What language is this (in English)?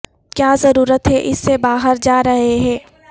Urdu